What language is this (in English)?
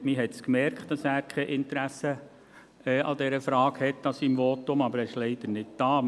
Swiss German